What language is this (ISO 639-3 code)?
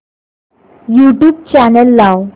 mar